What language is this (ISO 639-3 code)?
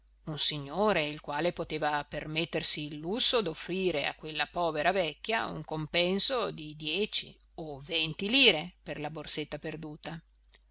ita